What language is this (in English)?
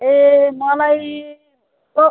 Nepali